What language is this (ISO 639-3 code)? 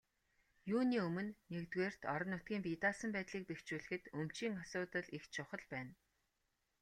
mon